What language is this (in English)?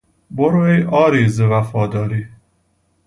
Persian